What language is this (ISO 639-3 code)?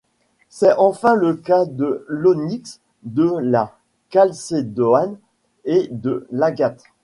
fra